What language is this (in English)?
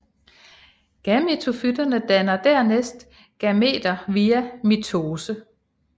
Danish